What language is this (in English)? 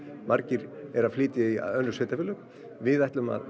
Icelandic